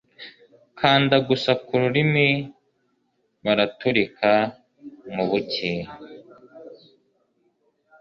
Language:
Kinyarwanda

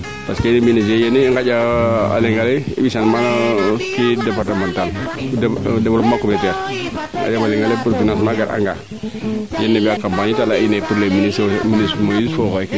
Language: Serer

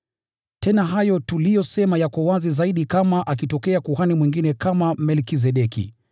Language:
Swahili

